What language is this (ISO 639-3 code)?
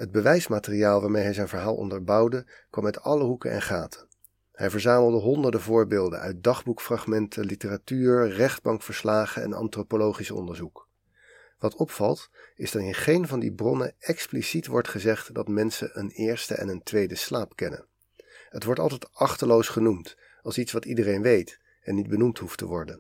nld